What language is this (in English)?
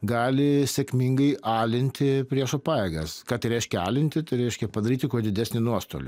Lithuanian